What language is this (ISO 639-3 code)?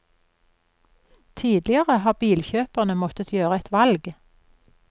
nor